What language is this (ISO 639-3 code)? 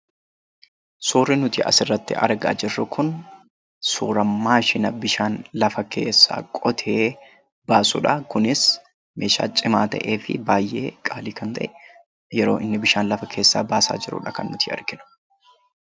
orm